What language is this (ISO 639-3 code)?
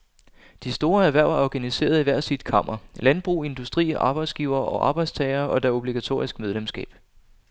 dan